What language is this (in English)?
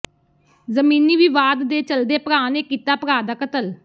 Punjabi